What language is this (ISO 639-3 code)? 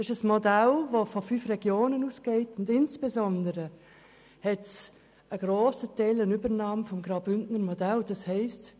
gsw